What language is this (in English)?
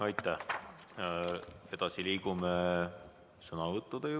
Estonian